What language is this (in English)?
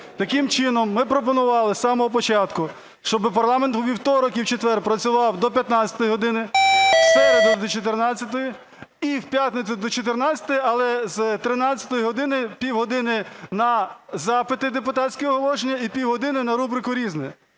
Ukrainian